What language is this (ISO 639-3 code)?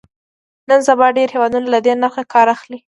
pus